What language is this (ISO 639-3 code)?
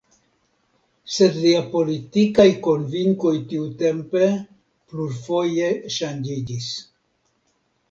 epo